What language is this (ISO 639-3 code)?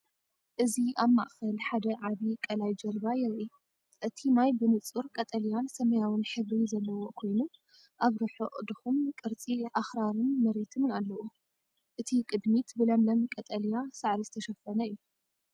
tir